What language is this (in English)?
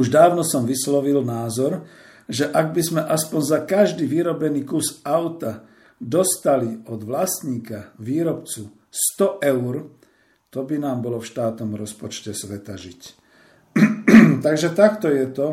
Slovak